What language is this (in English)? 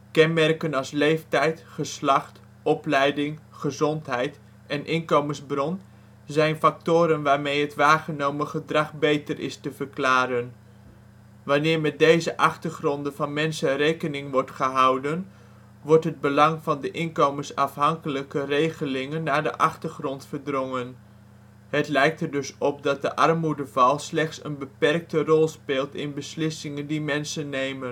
Dutch